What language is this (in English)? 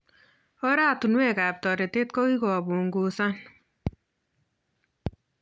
Kalenjin